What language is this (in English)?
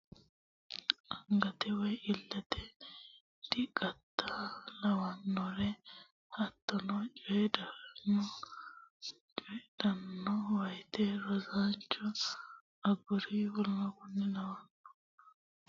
Sidamo